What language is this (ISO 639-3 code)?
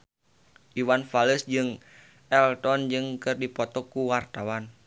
sun